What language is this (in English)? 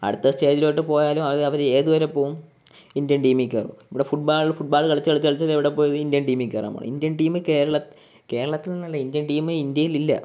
Malayalam